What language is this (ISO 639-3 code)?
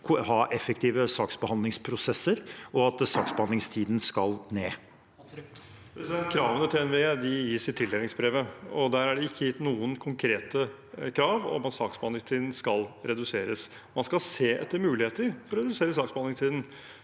nor